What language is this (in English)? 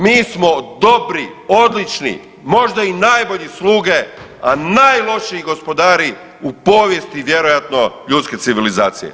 Croatian